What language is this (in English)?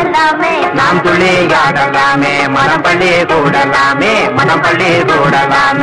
Arabic